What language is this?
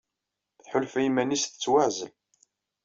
Kabyle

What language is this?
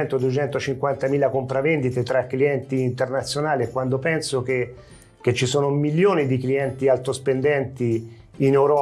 Italian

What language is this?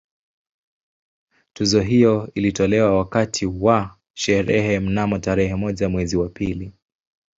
Swahili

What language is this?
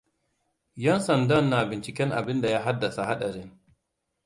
Hausa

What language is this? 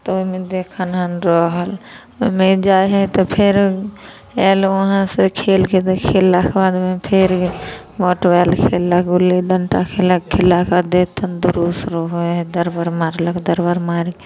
Maithili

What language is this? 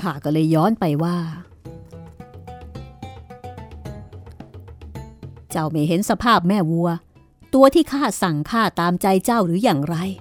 Thai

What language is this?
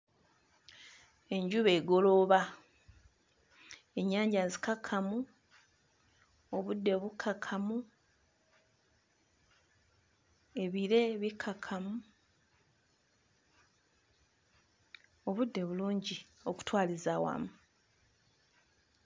Ganda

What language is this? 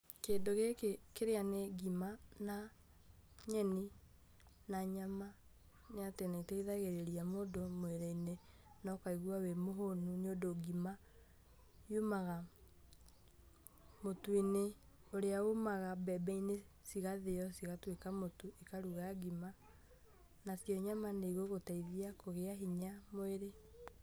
Kikuyu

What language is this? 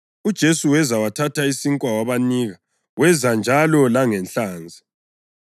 North Ndebele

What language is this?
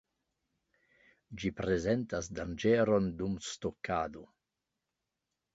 Esperanto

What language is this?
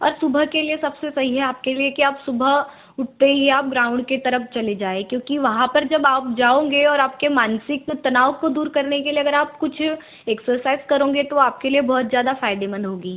Hindi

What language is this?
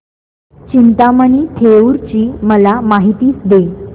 Marathi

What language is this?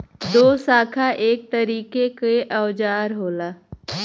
Bhojpuri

